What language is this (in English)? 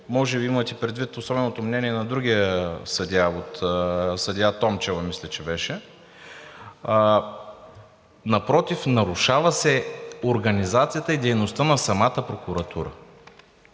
Bulgarian